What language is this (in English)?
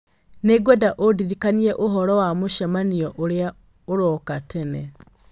Kikuyu